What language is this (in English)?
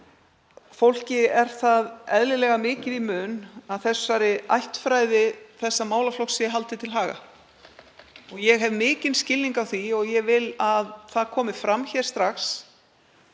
Icelandic